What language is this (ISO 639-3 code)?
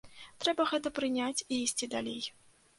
bel